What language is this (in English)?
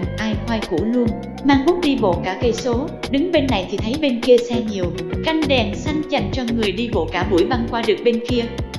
Vietnamese